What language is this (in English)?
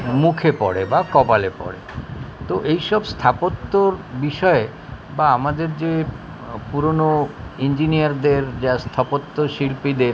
Bangla